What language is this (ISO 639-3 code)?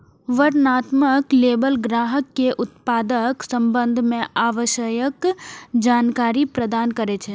mai